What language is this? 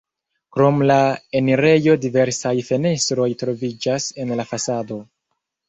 Esperanto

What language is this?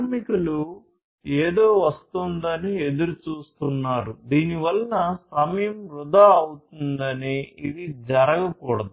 Telugu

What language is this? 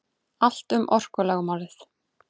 Icelandic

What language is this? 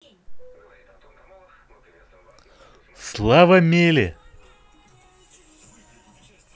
Russian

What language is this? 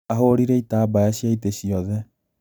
Kikuyu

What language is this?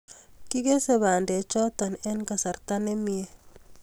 Kalenjin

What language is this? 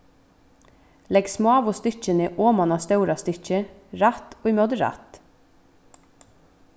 Faroese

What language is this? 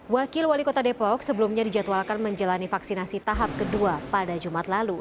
Indonesian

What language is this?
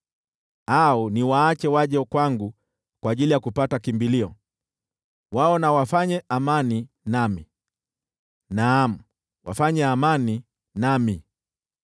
Swahili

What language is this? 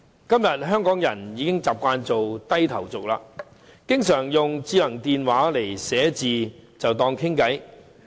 Cantonese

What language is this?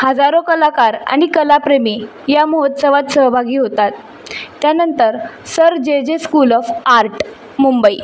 Marathi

